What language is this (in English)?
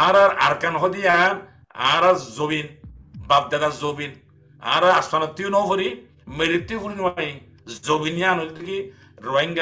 English